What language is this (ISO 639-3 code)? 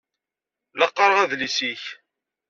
kab